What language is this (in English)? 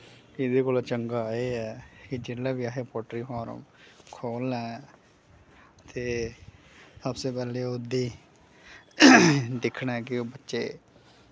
Dogri